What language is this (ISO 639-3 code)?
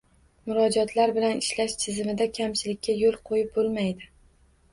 uzb